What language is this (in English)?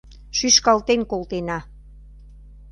Mari